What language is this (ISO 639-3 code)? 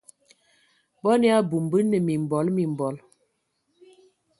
ewo